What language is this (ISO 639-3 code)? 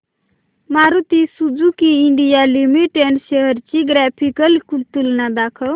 mar